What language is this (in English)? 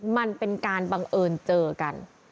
Thai